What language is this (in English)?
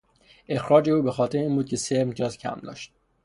Persian